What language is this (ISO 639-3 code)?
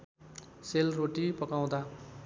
nep